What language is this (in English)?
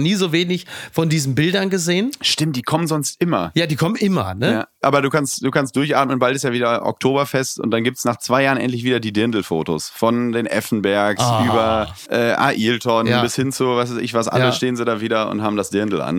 German